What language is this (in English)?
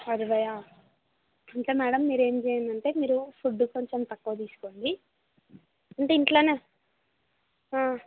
Telugu